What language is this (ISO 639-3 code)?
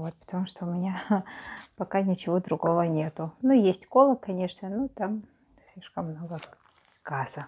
rus